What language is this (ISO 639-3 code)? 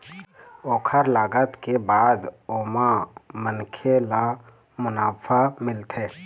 hne